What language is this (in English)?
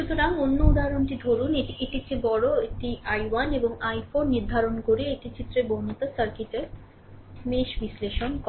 Bangla